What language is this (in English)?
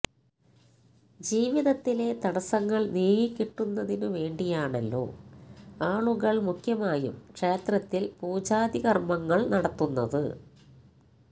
Malayalam